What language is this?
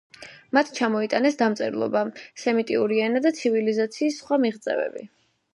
Georgian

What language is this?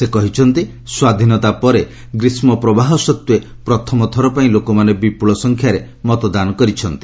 Odia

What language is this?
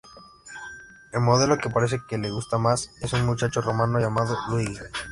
Spanish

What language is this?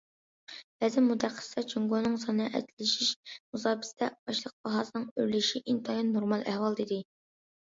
Uyghur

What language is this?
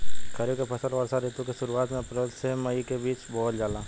Bhojpuri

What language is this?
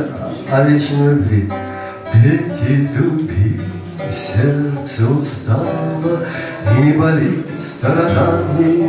Russian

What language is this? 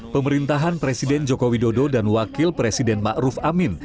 Indonesian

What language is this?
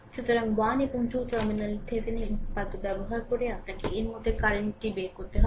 Bangla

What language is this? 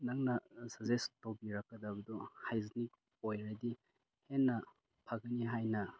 Manipuri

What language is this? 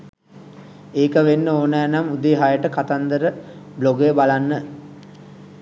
Sinhala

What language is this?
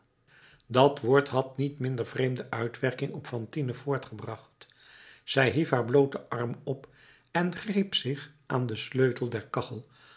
Dutch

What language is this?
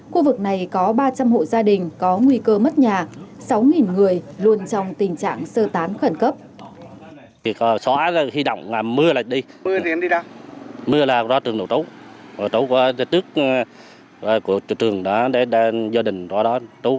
Vietnamese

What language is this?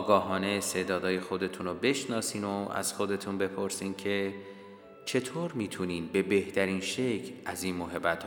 Persian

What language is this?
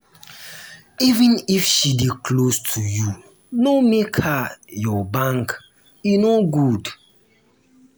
Nigerian Pidgin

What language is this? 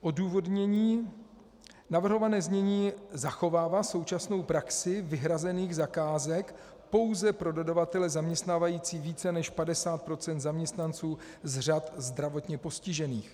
Czech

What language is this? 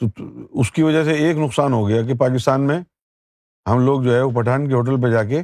Urdu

